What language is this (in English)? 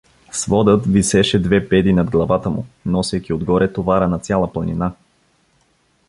Bulgarian